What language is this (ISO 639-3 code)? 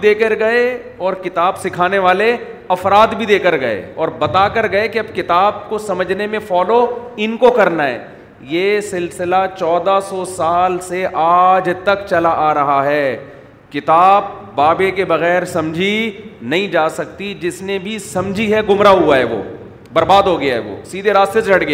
urd